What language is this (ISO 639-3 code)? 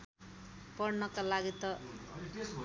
nep